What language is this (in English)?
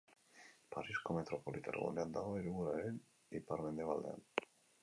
Basque